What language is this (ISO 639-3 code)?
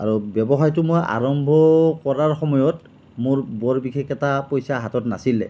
asm